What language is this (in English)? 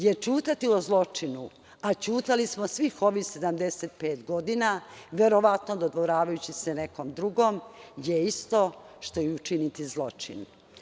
Serbian